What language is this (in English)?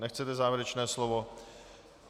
Czech